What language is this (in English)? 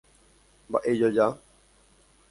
Guarani